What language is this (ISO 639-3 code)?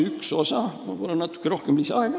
est